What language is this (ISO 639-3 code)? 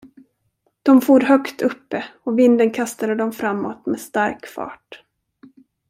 swe